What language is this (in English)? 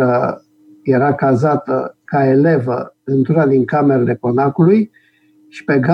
Romanian